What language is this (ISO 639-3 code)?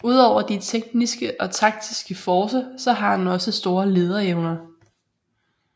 dan